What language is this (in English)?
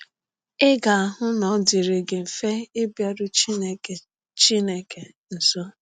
Igbo